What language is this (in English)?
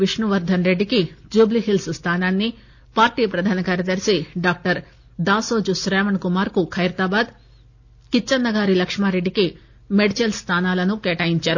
Telugu